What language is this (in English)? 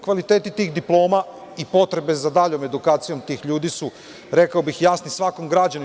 Serbian